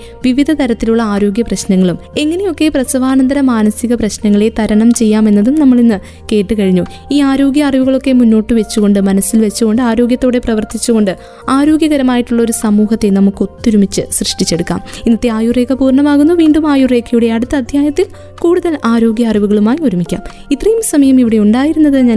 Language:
Malayalam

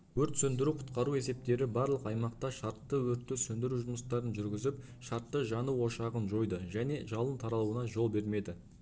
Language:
Kazakh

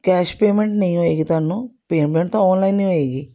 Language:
Punjabi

